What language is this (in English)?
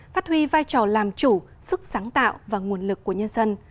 Vietnamese